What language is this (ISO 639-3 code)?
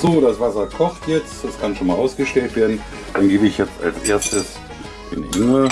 deu